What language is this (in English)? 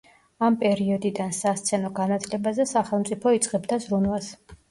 Georgian